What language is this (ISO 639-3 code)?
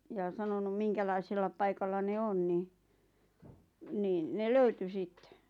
fin